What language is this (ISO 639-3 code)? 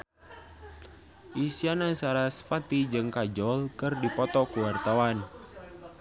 sun